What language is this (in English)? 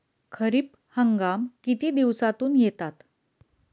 Marathi